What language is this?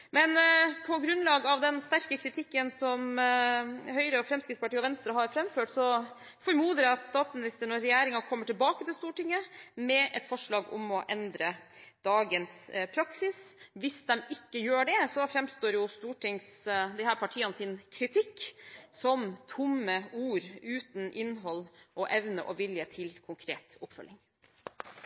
Norwegian Bokmål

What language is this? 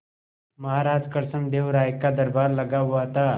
Hindi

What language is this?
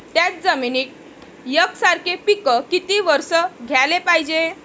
Marathi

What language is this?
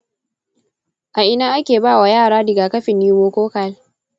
Hausa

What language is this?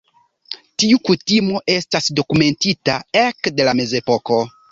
Esperanto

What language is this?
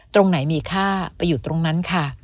Thai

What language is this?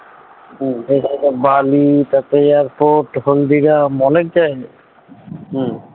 Bangla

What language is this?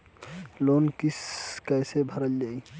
Bhojpuri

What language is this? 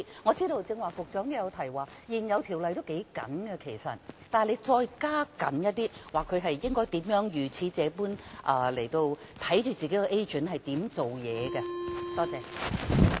Cantonese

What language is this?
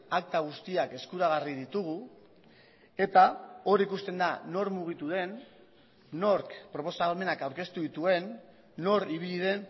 Basque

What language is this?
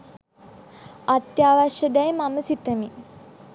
Sinhala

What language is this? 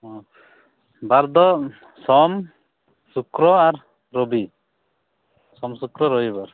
Santali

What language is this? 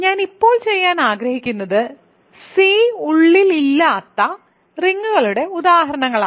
Malayalam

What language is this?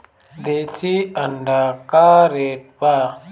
Bhojpuri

